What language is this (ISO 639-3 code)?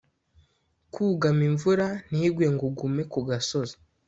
kin